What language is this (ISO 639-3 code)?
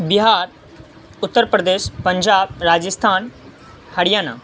urd